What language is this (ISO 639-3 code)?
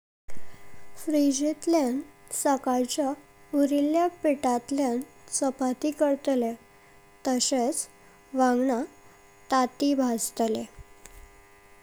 kok